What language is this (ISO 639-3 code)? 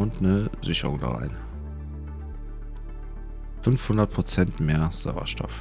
deu